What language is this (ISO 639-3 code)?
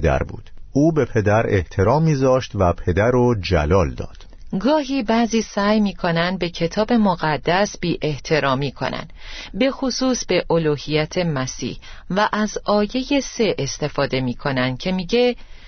fas